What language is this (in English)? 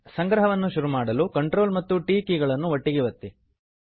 Kannada